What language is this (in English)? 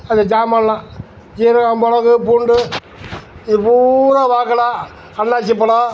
Tamil